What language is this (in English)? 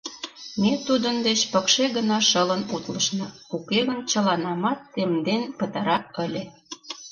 Mari